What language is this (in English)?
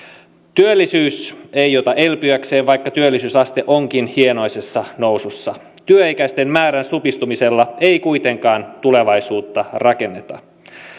Finnish